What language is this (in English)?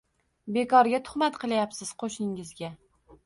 Uzbek